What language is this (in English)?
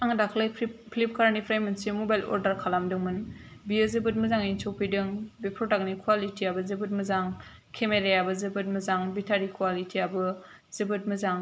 Bodo